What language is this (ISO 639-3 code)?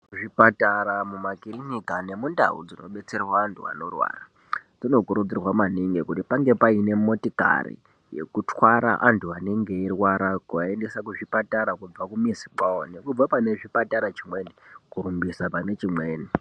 ndc